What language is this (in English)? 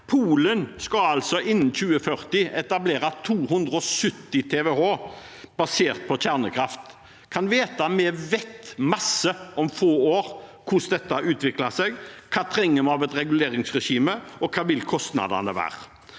Norwegian